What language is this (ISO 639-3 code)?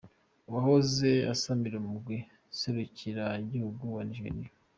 kin